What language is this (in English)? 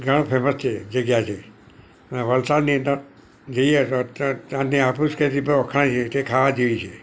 Gujarati